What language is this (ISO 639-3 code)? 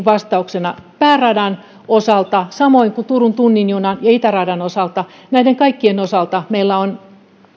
fin